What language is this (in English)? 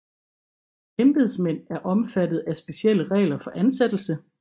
Danish